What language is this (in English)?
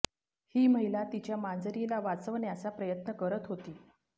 Marathi